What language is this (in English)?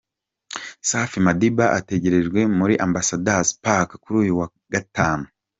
Kinyarwanda